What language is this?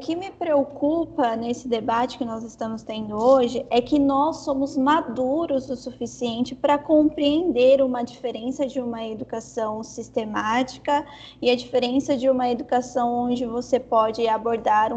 Portuguese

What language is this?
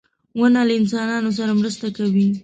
Pashto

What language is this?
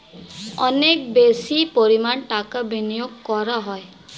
Bangla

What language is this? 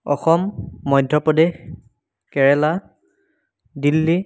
Assamese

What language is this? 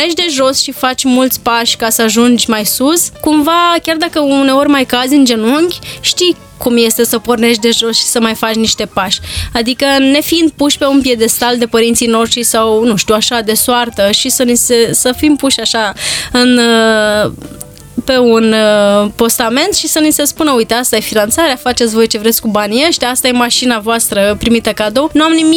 Romanian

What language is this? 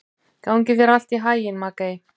Icelandic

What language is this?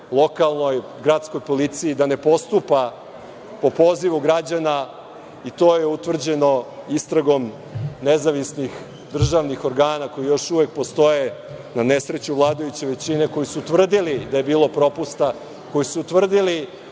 Serbian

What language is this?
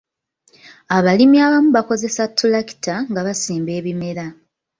Ganda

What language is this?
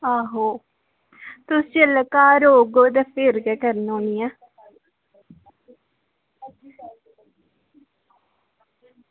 Dogri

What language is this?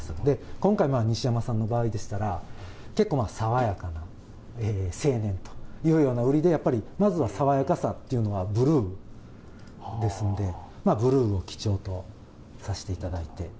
Japanese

